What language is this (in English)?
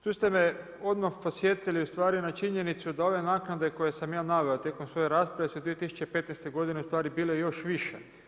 Croatian